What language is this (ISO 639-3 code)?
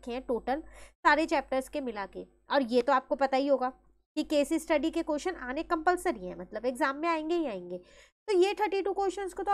hin